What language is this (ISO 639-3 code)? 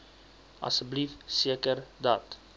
afr